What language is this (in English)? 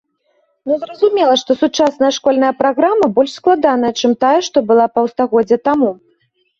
Belarusian